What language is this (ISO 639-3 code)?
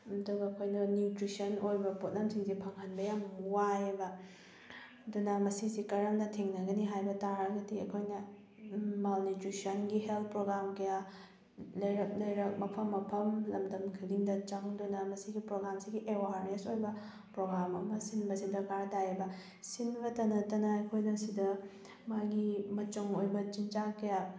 mni